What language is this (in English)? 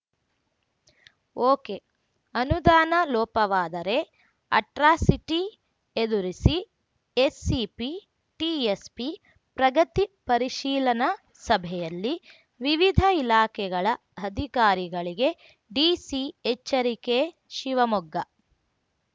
Kannada